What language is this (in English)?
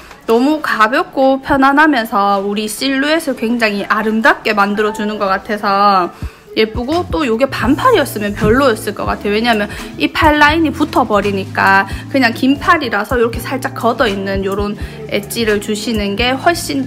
Korean